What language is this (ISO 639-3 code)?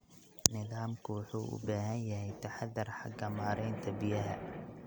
som